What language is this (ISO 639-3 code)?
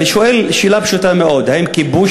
heb